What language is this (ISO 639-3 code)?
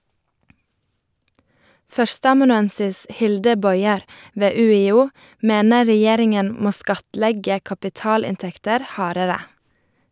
nor